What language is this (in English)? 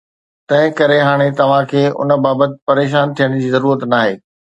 Sindhi